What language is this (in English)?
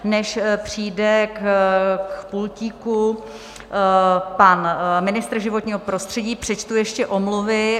Czech